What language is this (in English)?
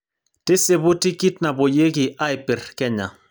Masai